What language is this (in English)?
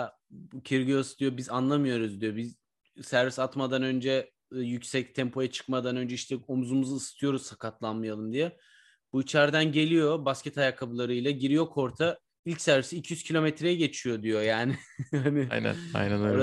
Turkish